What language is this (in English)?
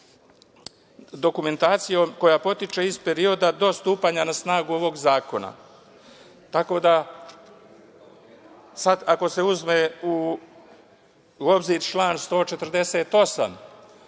Serbian